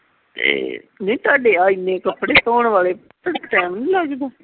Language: Punjabi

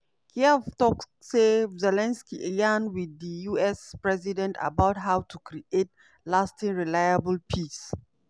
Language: Nigerian Pidgin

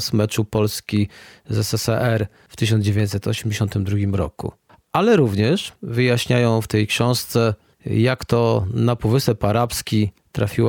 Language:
Polish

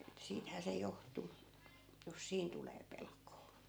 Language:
Finnish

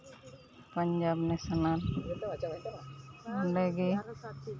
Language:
Santali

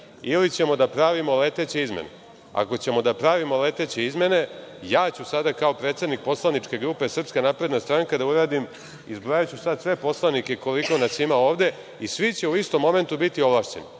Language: Serbian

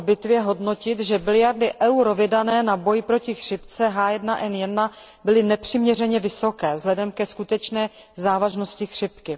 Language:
Czech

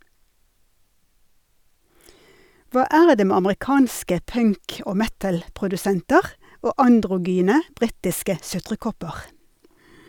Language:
Norwegian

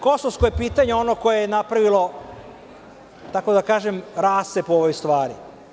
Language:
Serbian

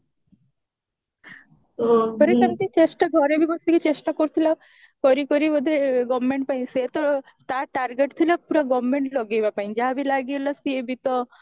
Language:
Odia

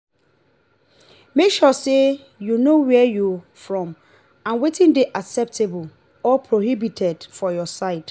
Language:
Nigerian Pidgin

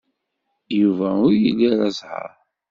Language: Kabyle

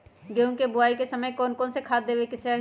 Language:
Magahi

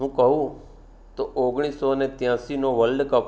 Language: Gujarati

